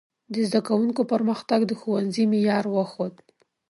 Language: Pashto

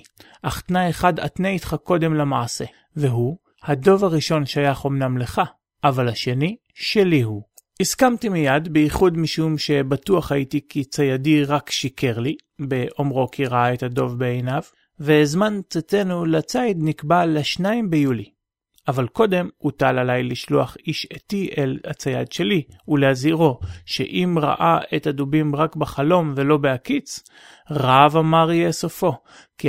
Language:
Hebrew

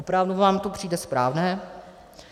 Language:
Czech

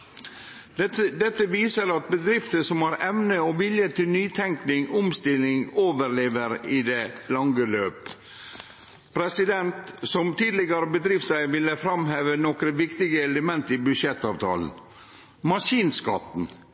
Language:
Norwegian Nynorsk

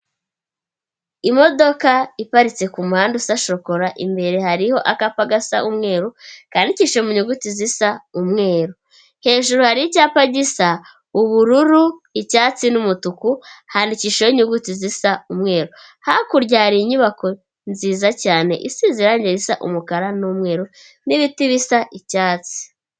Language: Kinyarwanda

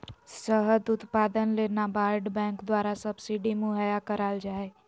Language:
Magahi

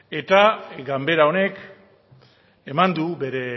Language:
Basque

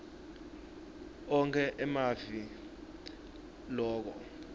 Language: Swati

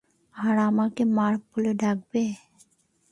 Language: Bangla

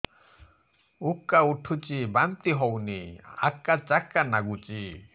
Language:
Odia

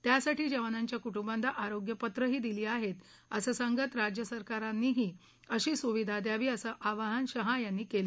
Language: Marathi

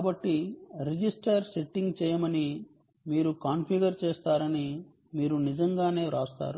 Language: Telugu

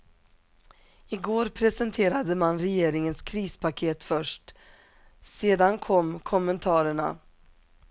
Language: Swedish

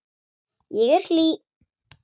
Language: Icelandic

